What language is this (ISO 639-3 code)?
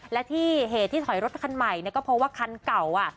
tha